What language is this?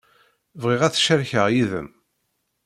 Kabyle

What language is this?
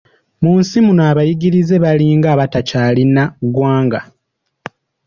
Ganda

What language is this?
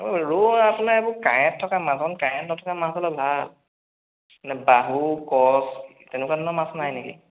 Assamese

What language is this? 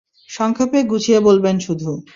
Bangla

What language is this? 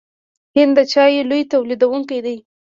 Pashto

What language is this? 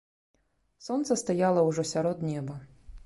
Belarusian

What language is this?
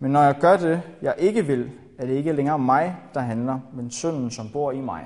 Danish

